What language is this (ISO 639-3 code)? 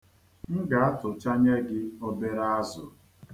ibo